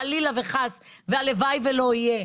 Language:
Hebrew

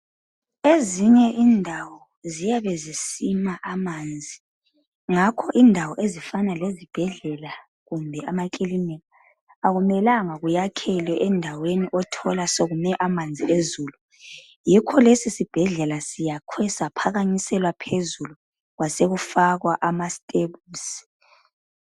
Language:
North Ndebele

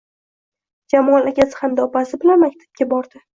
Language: Uzbek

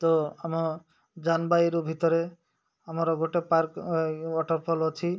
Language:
Odia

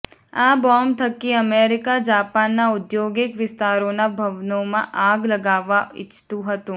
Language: Gujarati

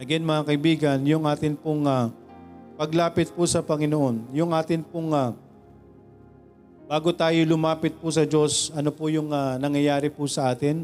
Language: Filipino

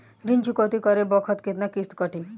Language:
Bhojpuri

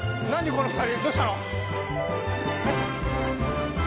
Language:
Japanese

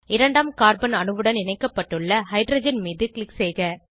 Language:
Tamil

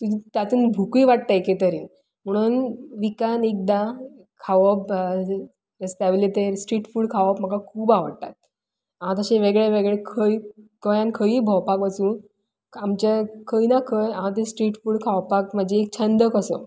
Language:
Konkani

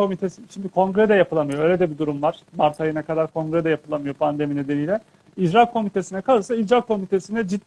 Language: Turkish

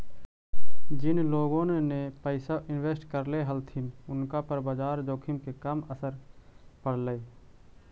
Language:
Magahi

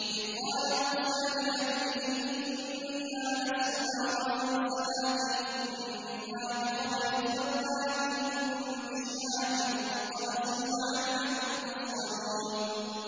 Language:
Arabic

